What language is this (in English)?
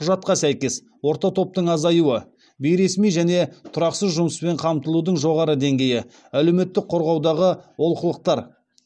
Kazakh